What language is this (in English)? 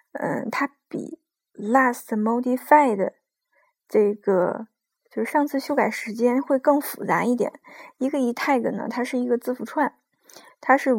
Chinese